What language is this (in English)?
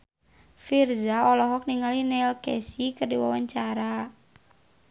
Sundanese